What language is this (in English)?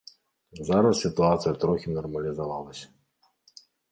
Belarusian